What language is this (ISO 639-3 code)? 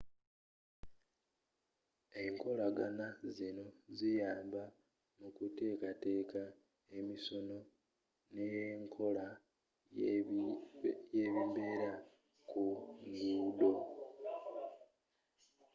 lug